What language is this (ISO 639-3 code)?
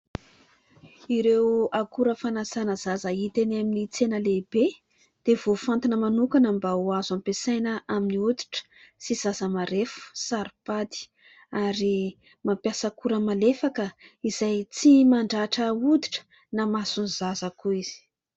mlg